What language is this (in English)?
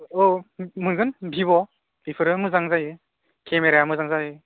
Bodo